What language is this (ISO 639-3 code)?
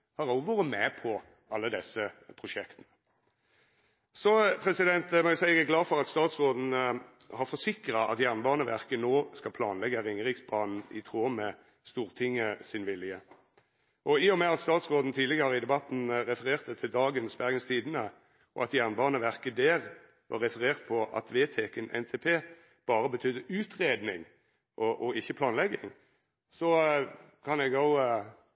nno